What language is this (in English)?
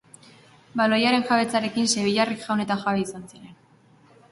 Basque